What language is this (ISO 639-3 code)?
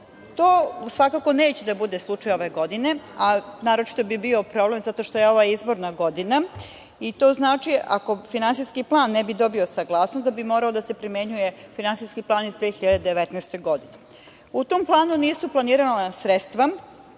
srp